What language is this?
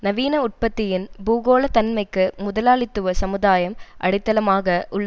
Tamil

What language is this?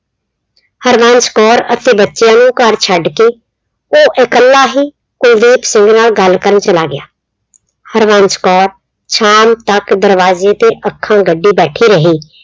Punjabi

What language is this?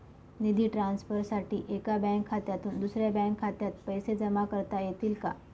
Marathi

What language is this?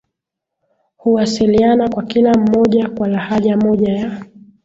Swahili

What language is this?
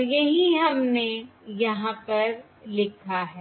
Hindi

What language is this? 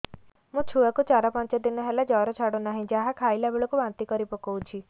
Odia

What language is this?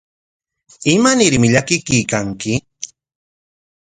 Corongo Ancash Quechua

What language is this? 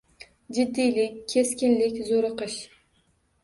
Uzbek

